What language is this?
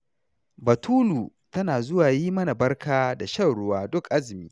Hausa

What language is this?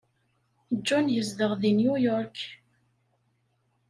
Kabyle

